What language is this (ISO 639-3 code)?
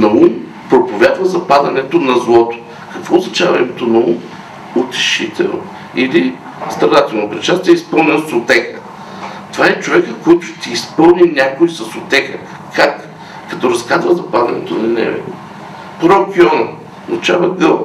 bul